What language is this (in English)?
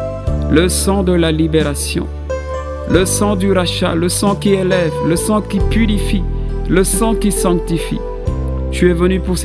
French